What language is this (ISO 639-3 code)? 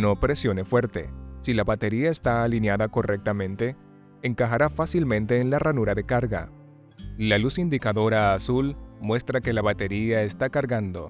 spa